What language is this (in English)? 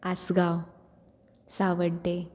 Konkani